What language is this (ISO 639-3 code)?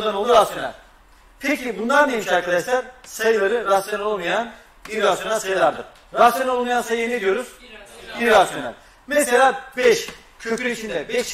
tur